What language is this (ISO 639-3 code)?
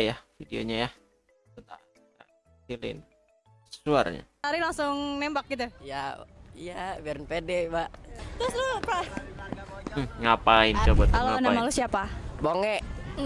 ind